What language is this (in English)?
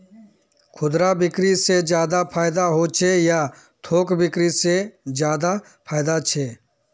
Magahi